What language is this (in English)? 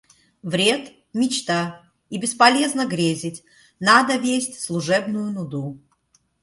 Russian